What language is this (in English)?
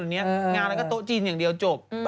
Thai